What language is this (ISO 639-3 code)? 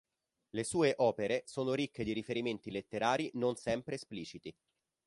ita